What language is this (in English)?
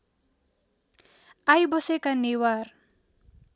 Nepali